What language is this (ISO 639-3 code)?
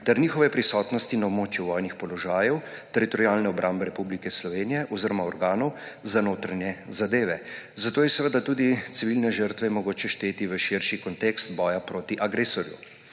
slv